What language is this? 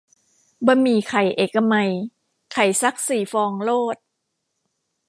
Thai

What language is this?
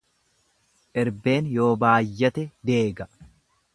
Oromo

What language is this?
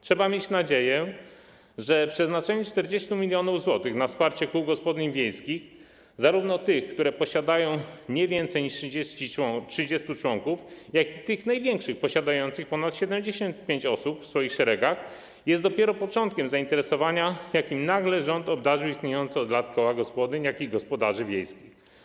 Polish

